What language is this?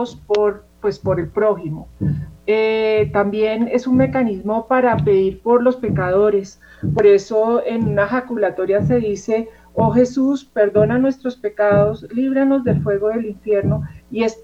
Spanish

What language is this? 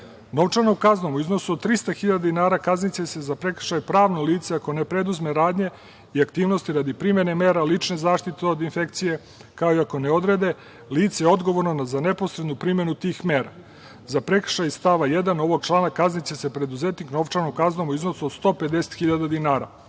Serbian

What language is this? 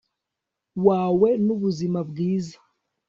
Kinyarwanda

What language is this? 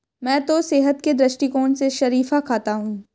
Hindi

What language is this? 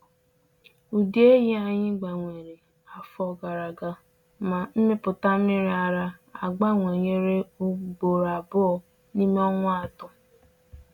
Igbo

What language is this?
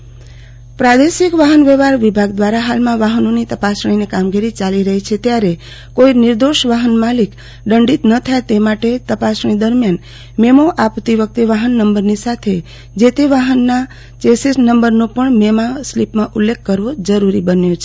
Gujarati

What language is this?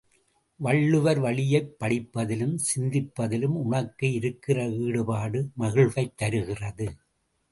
Tamil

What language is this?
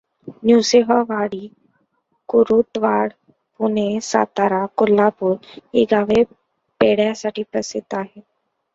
Marathi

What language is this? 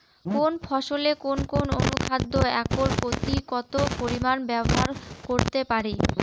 Bangla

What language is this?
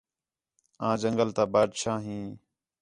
Khetrani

